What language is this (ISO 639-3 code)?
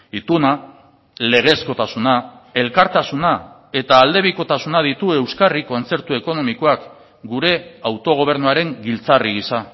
eus